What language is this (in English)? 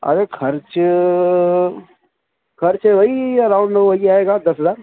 Urdu